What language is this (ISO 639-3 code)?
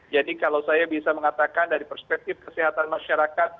ind